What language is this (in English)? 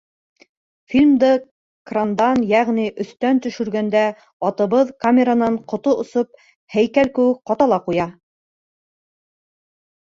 Bashkir